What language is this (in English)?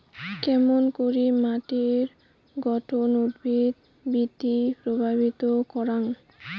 Bangla